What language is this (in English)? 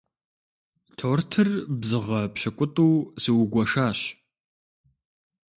Kabardian